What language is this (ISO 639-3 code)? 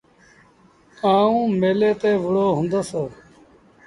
sbn